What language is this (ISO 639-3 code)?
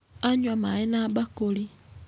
kik